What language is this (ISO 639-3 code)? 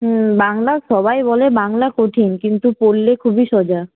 ben